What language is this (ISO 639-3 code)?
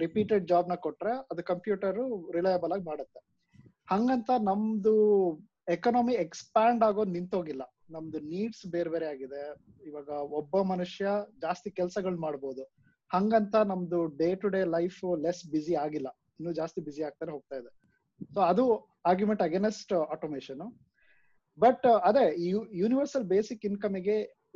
kan